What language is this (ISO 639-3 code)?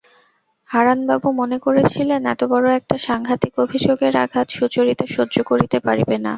ben